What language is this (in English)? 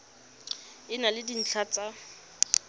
Tswana